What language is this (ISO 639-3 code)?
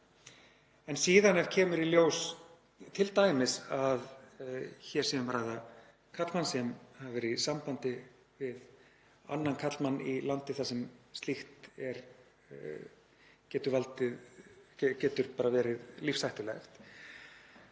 isl